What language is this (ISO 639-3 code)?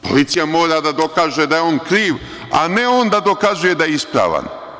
srp